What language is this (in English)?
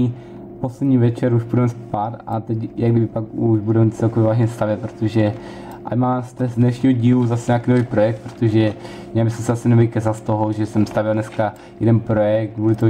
Czech